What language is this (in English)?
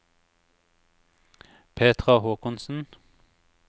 Norwegian